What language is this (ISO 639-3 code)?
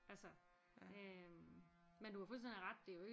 dan